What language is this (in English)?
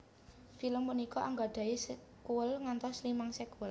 Javanese